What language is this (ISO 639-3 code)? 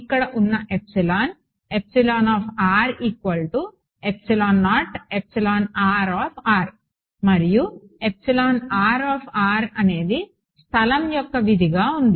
tel